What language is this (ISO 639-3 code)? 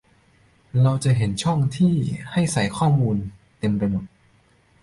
tha